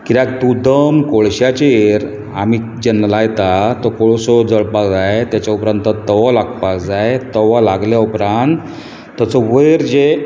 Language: Konkani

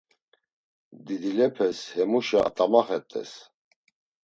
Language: Laz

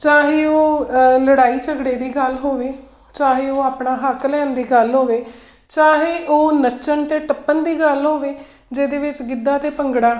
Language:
Punjabi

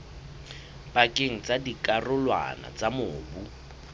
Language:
Southern Sotho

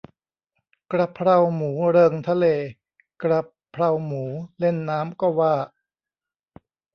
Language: Thai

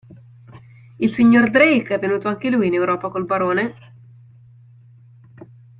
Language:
Italian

